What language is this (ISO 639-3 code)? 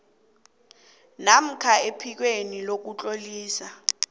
nbl